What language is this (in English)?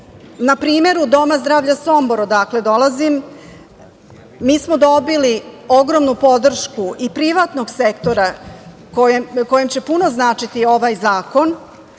Serbian